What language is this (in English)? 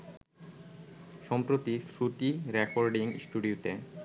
Bangla